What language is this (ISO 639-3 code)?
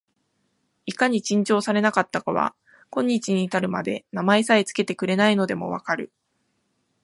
jpn